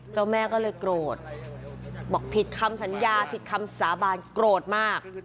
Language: Thai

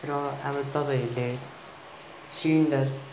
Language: Nepali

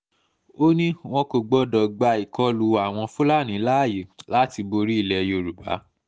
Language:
Yoruba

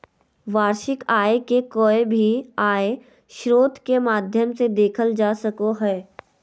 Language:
Magahi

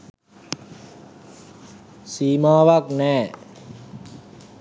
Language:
Sinhala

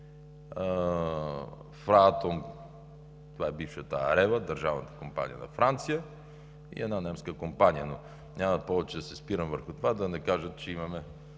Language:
Bulgarian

